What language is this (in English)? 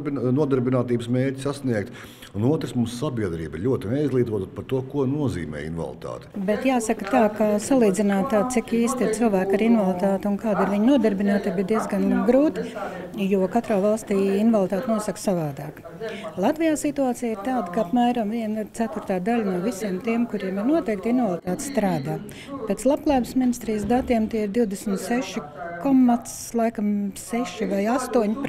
Latvian